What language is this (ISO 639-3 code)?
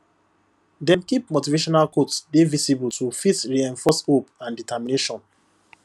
pcm